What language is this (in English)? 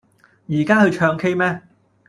Cantonese